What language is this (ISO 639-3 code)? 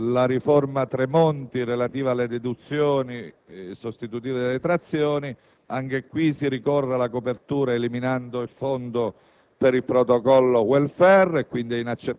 ita